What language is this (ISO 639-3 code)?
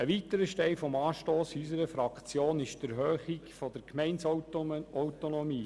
gsw